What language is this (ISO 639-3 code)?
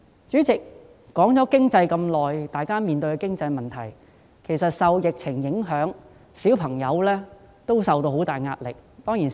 yue